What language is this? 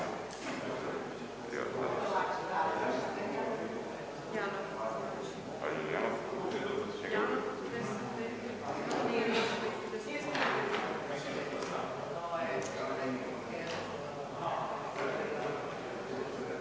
Croatian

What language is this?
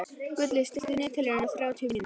Icelandic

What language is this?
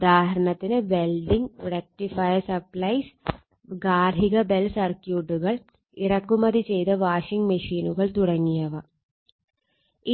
Malayalam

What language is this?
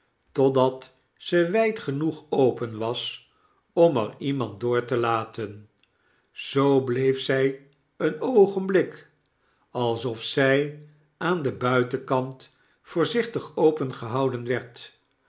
Dutch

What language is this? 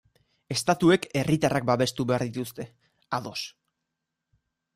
Basque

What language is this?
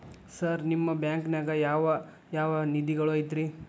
Kannada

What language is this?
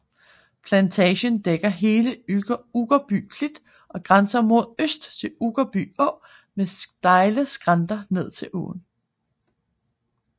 Danish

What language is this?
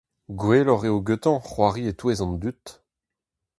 Breton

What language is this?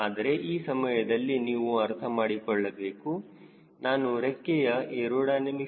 Kannada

